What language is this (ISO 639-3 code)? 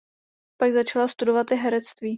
ces